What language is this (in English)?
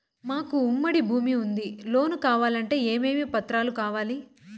Telugu